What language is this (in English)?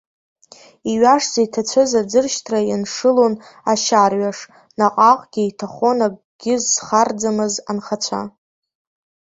Abkhazian